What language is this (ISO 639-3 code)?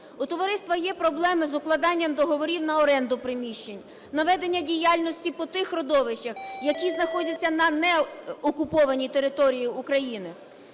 ukr